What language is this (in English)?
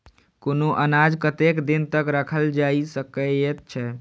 Maithili